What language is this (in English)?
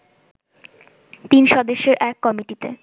Bangla